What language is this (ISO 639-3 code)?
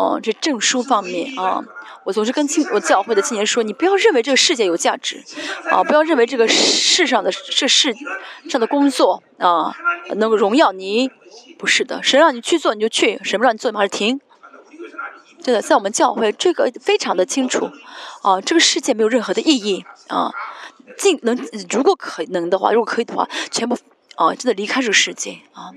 zho